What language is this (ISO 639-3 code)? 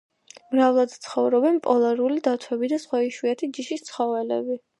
kat